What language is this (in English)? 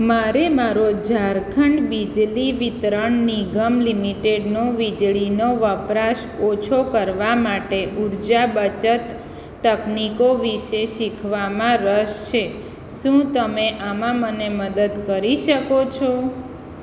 Gujarati